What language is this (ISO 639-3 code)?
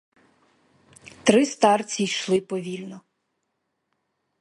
ukr